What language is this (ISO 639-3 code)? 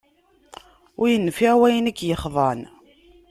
kab